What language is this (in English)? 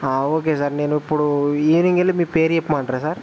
Telugu